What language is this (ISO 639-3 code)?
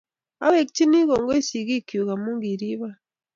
kln